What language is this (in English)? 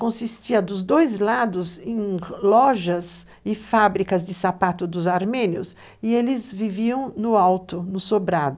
Portuguese